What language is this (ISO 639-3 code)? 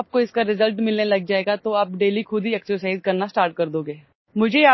ori